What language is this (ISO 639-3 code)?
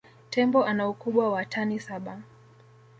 swa